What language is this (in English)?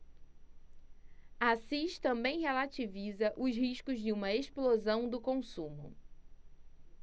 Portuguese